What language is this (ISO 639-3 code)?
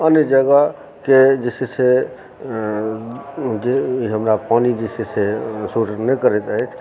mai